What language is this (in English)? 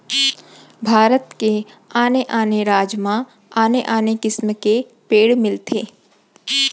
Chhattisgarhi